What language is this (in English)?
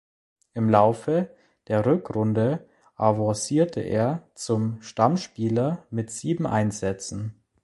German